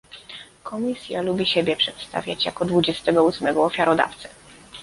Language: Polish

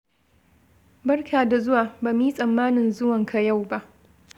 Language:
Hausa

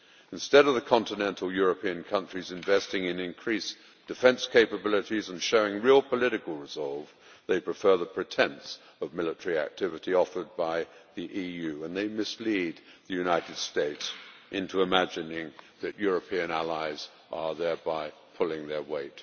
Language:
English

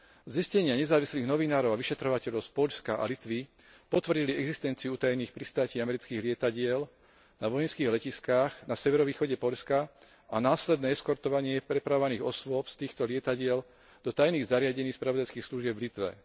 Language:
Slovak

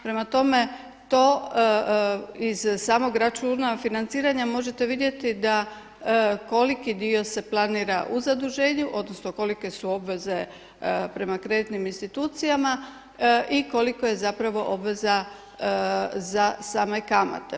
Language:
Croatian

